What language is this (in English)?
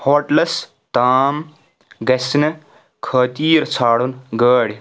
Kashmiri